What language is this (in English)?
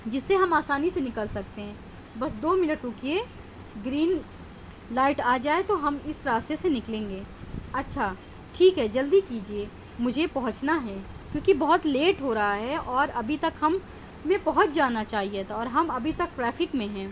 Urdu